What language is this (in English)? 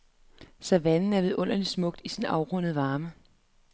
Danish